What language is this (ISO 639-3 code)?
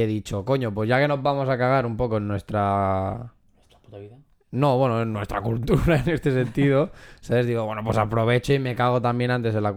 spa